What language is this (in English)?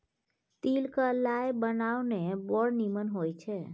Maithili